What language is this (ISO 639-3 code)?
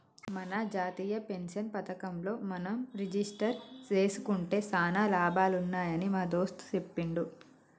tel